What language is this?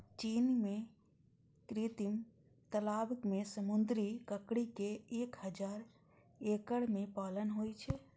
Maithili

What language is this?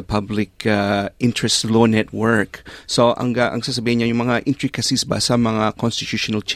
Filipino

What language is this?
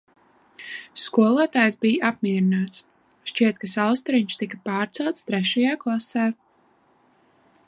Latvian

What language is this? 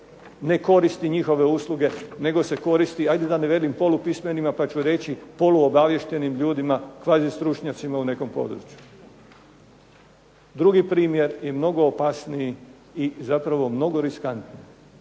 Croatian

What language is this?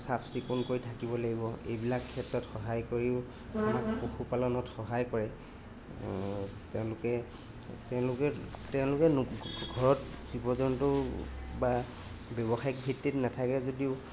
Assamese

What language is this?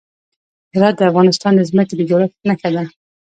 Pashto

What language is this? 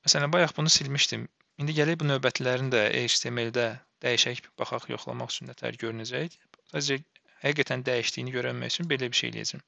Turkish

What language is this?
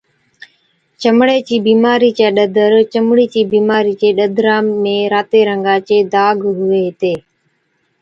Od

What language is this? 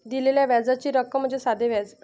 Marathi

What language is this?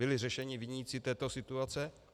Czech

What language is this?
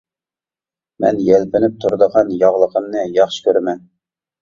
Uyghur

